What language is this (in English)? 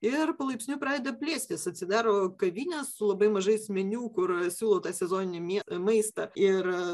Lithuanian